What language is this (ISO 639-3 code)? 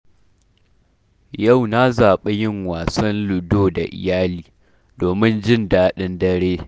hau